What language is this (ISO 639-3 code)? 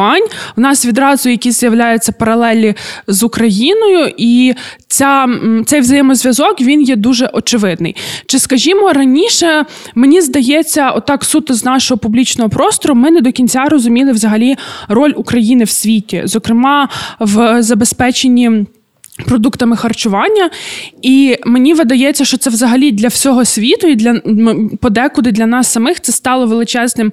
ukr